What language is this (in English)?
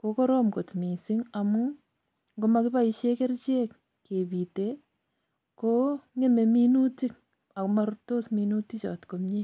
Kalenjin